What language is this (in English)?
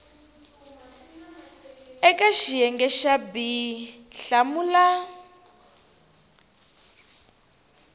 Tsonga